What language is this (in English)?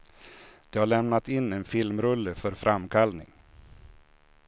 Swedish